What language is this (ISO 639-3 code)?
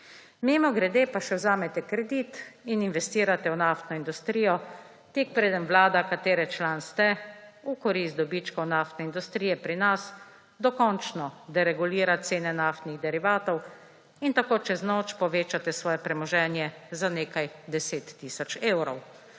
slv